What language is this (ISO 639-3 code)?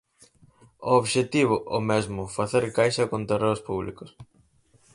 glg